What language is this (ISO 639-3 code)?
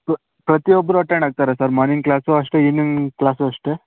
kan